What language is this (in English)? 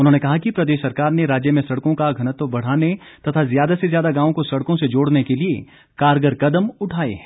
Hindi